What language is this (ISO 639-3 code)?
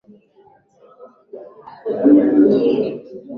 swa